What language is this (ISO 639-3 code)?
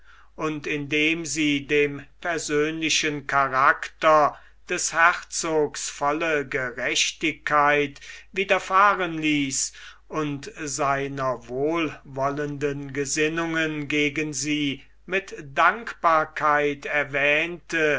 deu